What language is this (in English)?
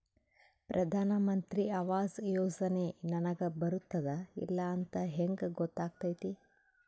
Kannada